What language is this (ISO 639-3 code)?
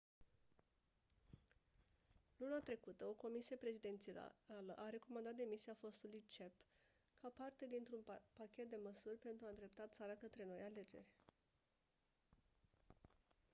ron